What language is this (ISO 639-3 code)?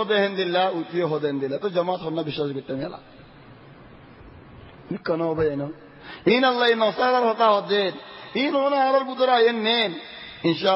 ara